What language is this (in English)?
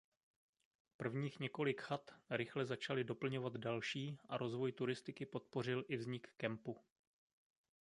Czech